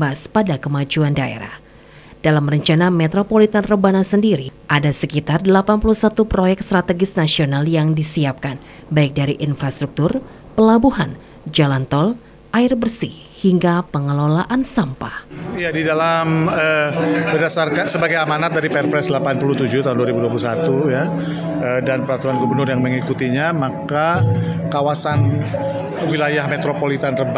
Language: Indonesian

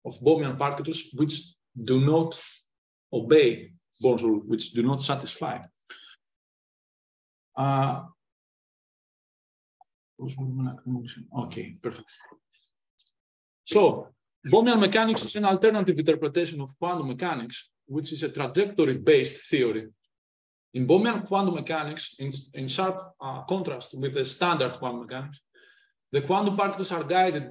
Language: English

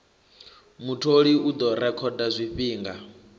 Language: Venda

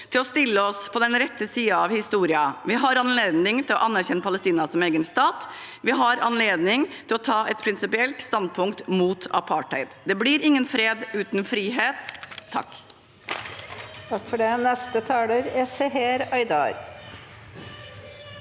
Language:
Norwegian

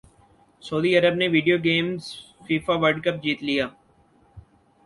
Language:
Urdu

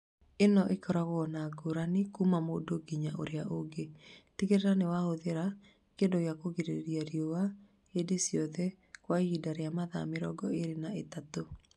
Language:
Kikuyu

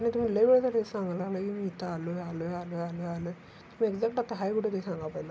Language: Marathi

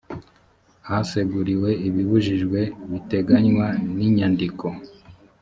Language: Kinyarwanda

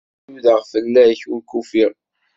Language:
Kabyle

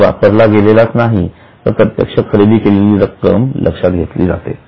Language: Marathi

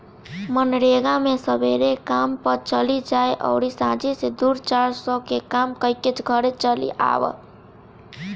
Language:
Bhojpuri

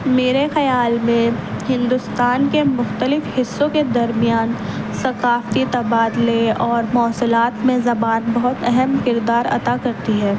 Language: Urdu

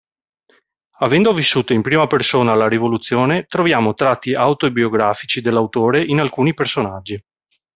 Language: Italian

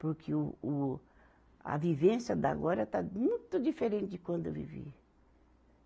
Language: Portuguese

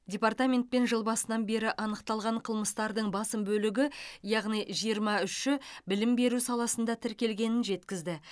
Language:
Kazakh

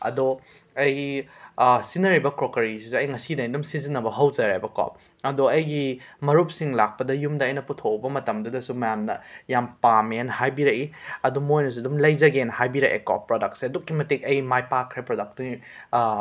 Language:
Manipuri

